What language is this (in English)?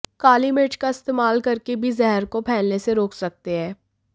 Hindi